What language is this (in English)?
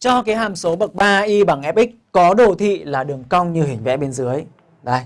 Vietnamese